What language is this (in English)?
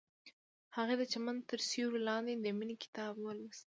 Pashto